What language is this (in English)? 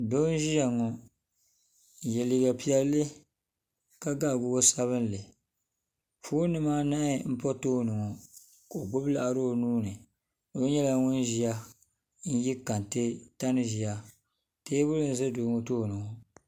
Dagbani